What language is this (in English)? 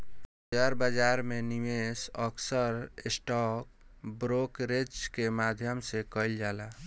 Bhojpuri